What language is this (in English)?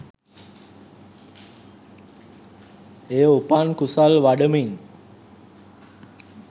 Sinhala